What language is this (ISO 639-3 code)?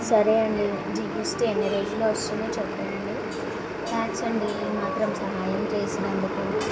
tel